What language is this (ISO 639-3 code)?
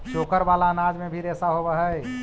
mag